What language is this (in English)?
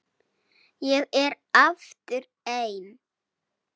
Icelandic